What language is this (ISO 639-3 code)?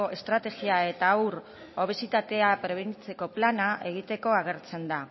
eus